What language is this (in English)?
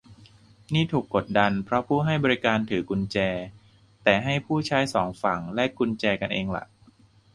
Thai